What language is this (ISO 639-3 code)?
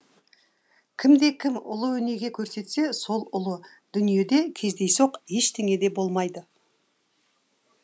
kaz